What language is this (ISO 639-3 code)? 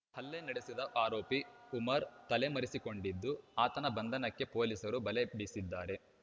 kan